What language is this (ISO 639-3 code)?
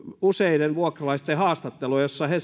fin